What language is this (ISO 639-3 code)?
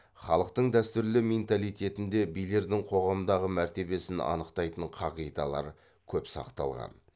kaz